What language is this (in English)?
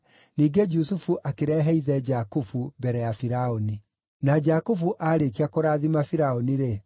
Kikuyu